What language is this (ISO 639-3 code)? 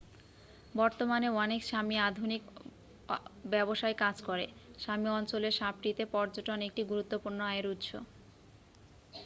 ben